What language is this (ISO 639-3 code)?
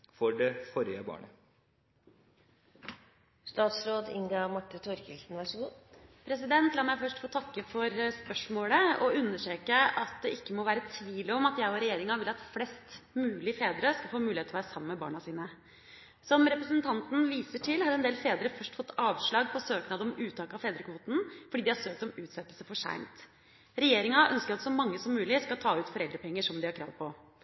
nob